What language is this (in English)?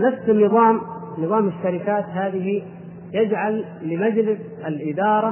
Arabic